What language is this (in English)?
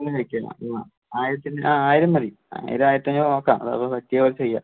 Malayalam